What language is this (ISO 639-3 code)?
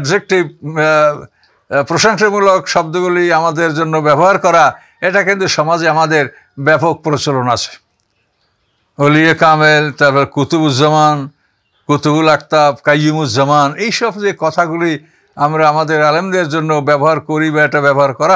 ara